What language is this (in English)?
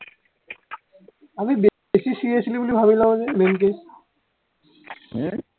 Assamese